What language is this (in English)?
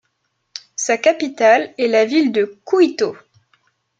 French